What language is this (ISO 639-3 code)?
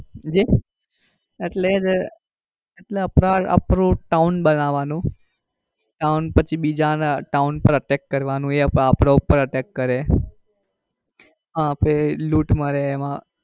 guj